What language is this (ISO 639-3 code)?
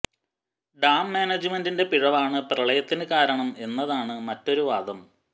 mal